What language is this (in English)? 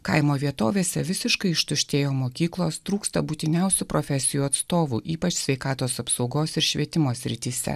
Lithuanian